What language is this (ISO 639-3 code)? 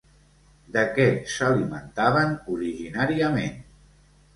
cat